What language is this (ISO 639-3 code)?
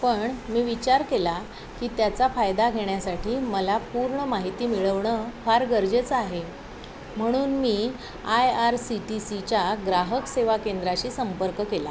mar